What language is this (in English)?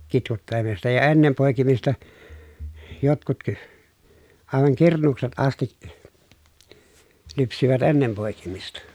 Finnish